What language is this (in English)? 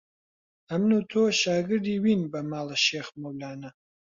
Central Kurdish